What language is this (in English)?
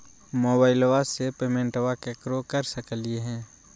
Magahi